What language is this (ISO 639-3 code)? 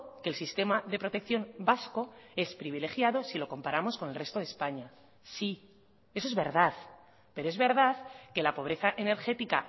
spa